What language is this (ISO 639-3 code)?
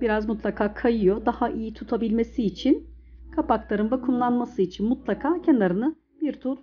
tur